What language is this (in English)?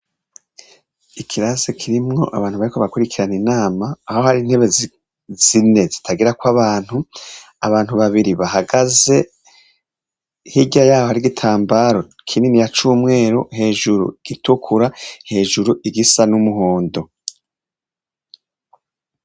Rundi